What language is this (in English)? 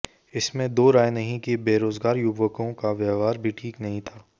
Hindi